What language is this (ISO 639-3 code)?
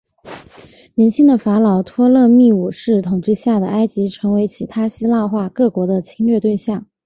zho